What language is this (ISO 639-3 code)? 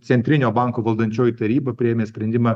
lit